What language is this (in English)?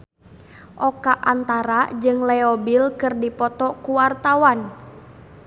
Sundanese